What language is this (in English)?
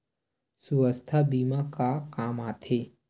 Chhattisgarhi